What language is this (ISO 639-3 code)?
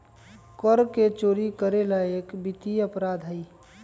mag